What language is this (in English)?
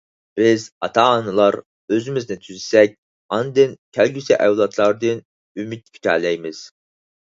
Uyghur